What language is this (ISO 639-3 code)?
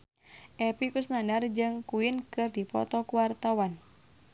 sun